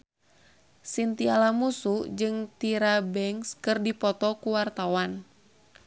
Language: Sundanese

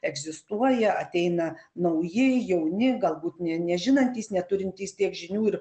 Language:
Lithuanian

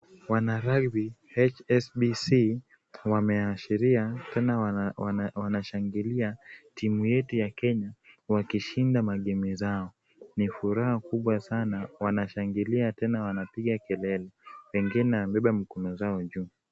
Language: Swahili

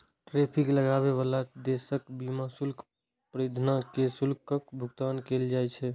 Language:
Maithili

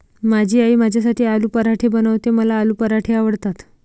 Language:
Marathi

